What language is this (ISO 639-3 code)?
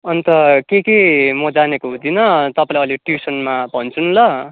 nep